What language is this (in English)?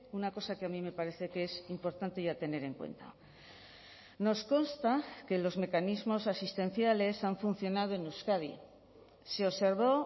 Spanish